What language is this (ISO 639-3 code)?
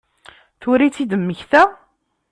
kab